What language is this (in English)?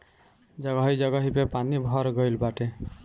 Bhojpuri